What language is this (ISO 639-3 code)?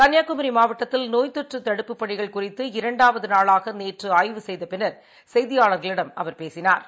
tam